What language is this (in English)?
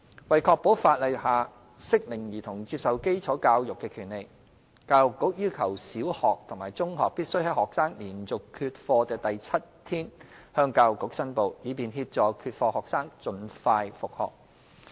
Cantonese